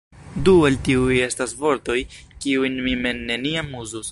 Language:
Esperanto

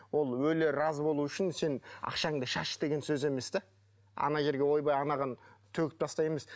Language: Kazakh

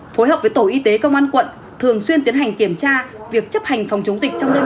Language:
Vietnamese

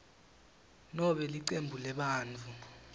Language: Swati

